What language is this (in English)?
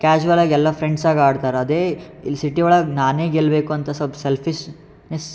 Kannada